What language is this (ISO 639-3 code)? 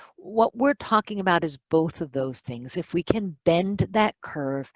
eng